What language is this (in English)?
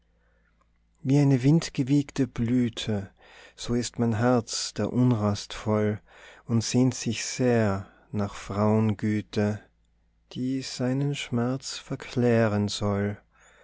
German